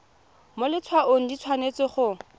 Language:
Tswana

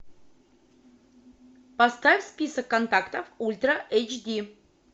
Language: Russian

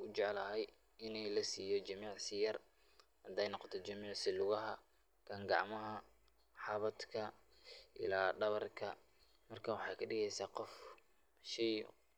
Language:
Somali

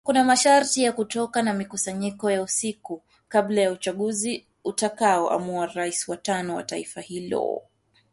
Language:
Swahili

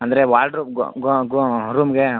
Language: Kannada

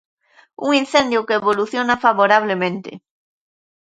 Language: Galician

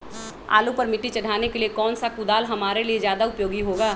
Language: Magahi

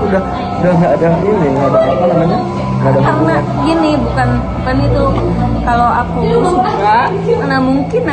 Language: Indonesian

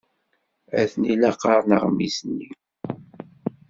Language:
Kabyle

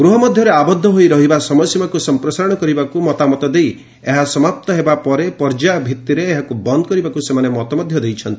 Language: Odia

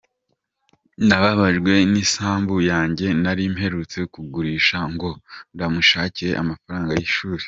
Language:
Kinyarwanda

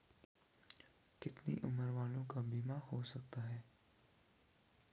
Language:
Hindi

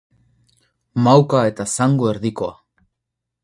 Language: Basque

